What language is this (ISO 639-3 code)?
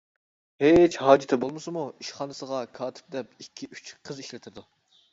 uig